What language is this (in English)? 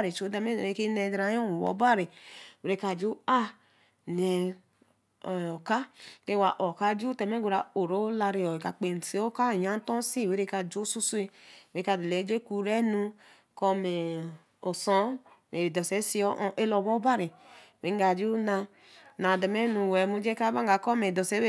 Eleme